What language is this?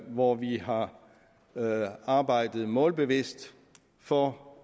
Danish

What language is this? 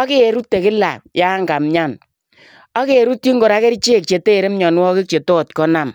Kalenjin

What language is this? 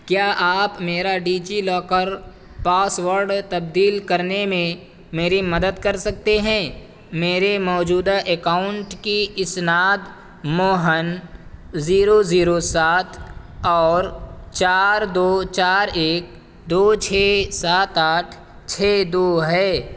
Urdu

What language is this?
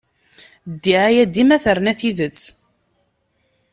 Kabyle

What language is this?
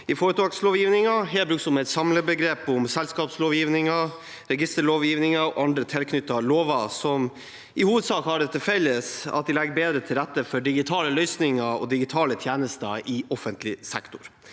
Norwegian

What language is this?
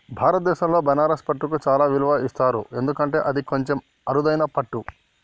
Telugu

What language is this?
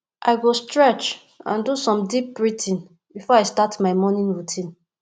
Nigerian Pidgin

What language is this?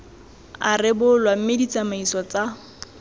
Tswana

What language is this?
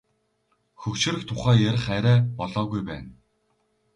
Mongolian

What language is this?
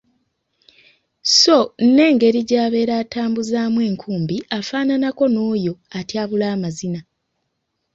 Ganda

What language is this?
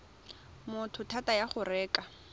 Tswana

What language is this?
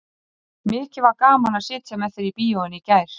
Icelandic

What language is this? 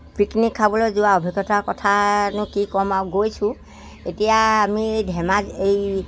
Assamese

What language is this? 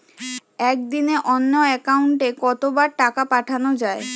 Bangla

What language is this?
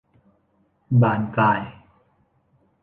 Thai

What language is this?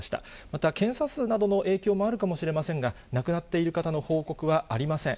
Japanese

